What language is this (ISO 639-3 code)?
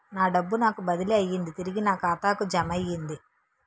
tel